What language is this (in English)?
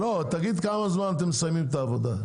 Hebrew